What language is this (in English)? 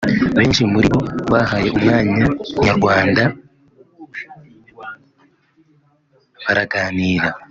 Kinyarwanda